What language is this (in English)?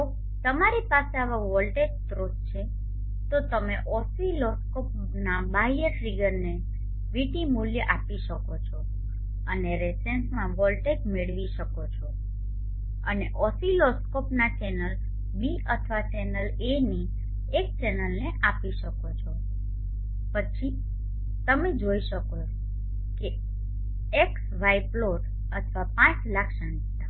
Gujarati